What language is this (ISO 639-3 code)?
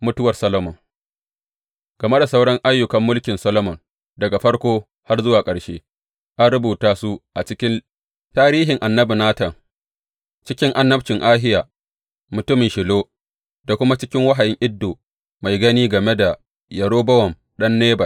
hau